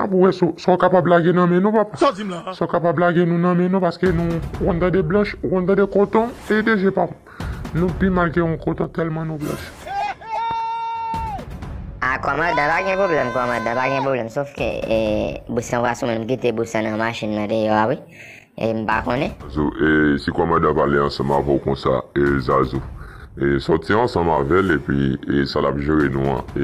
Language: French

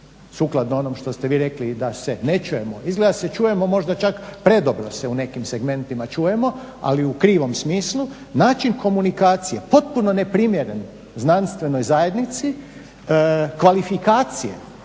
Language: Croatian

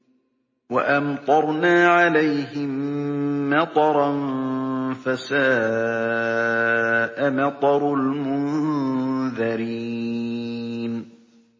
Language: Arabic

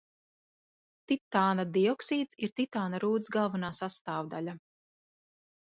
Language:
Latvian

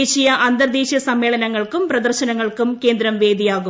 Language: Malayalam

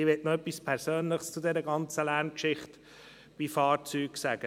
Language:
Swiss German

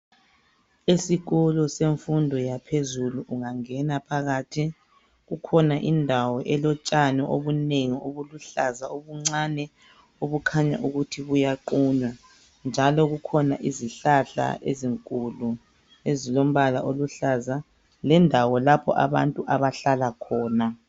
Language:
North Ndebele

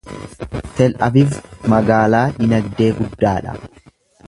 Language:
Oromo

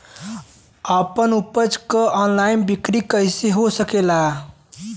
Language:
Bhojpuri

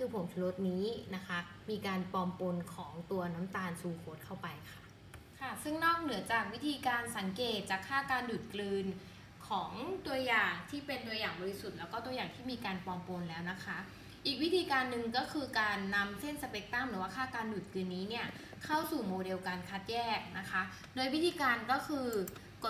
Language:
Thai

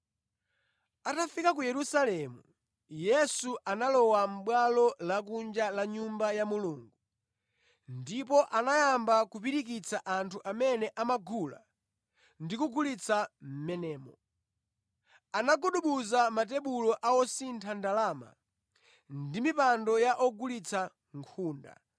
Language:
Nyanja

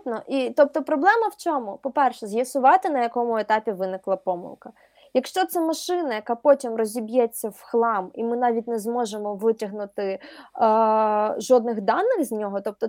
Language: Ukrainian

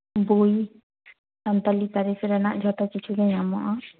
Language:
Santali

